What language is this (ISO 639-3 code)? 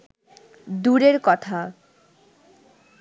ben